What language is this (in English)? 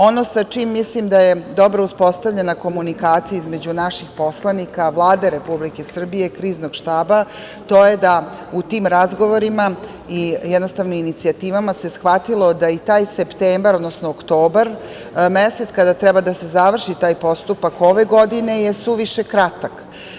Serbian